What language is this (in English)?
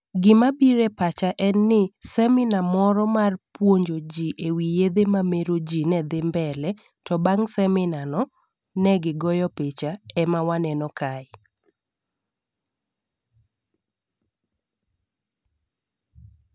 Luo (Kenya and Tanzania)